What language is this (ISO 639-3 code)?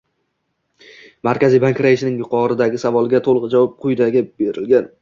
uzb